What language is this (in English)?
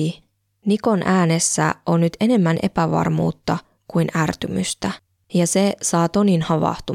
Finnish